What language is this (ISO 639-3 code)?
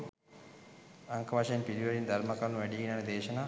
sin